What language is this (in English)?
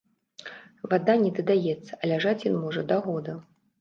Belarusian